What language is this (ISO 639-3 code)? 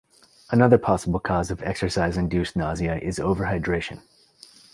eng